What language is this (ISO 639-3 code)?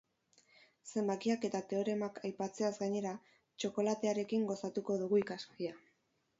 eus